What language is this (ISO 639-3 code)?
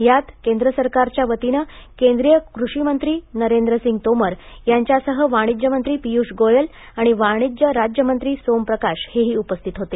mar